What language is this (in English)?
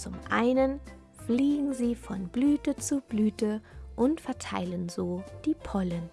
German